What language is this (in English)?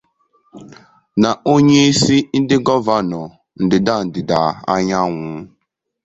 Igbo